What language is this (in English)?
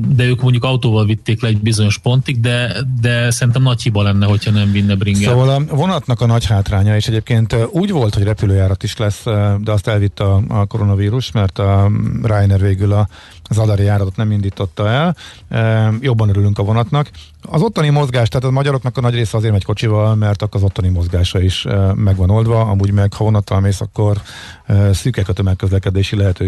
Hungarian